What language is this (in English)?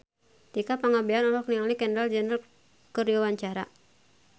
Sundanese